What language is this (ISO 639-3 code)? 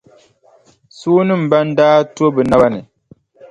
dag